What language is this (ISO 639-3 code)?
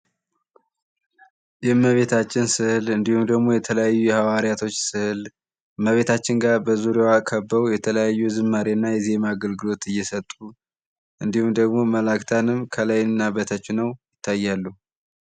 amh